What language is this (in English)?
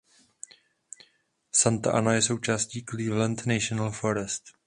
Czech